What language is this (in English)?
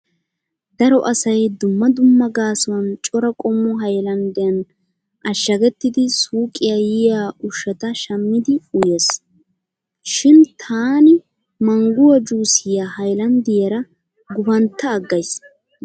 Wolaytta